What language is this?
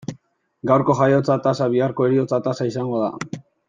Basque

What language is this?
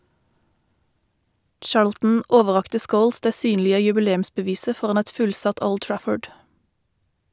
Norwegian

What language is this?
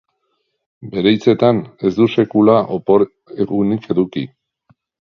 Basque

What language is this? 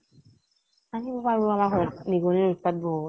Assamese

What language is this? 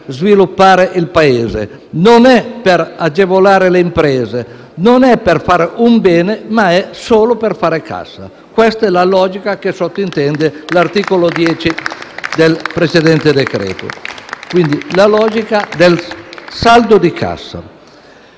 Italian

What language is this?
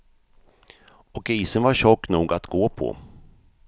Swedish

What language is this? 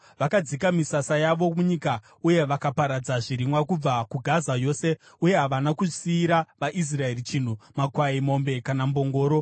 Shona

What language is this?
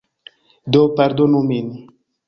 Esperanto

